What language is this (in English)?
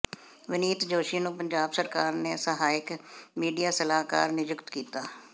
Punjabi